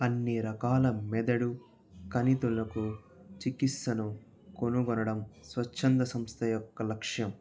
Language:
Telugu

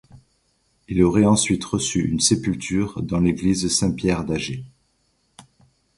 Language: French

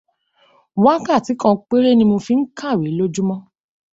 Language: Yoruba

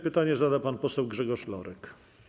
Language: Polish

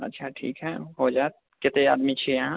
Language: Maithili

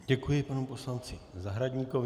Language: Czech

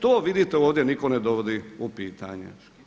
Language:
Croatian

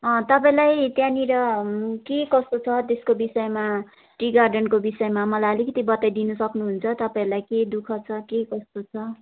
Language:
Nepali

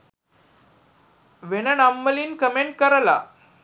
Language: Sinhala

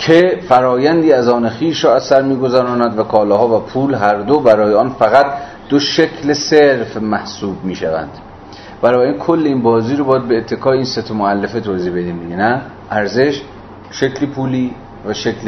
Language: Persian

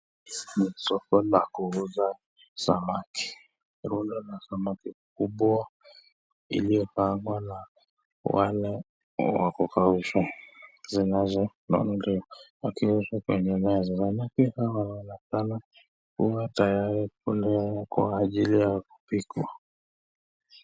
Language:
Swahili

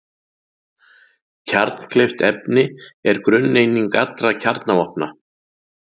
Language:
Icelandic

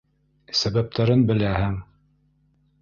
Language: Bashkir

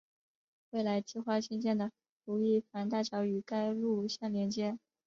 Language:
Chinese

